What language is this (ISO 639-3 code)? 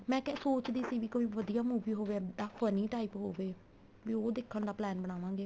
pan